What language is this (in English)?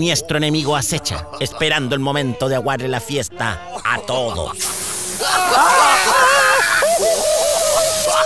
Spanish